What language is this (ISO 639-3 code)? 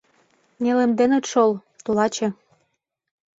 chm